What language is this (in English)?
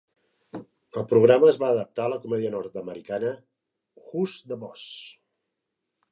Catalan